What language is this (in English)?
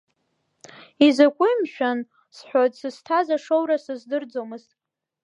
Abkhazian